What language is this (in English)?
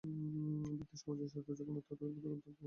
Bangla